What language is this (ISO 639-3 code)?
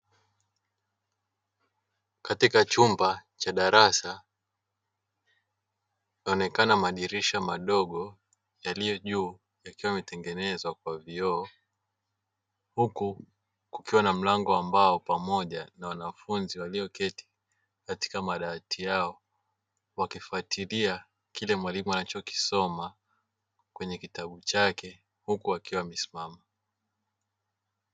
swa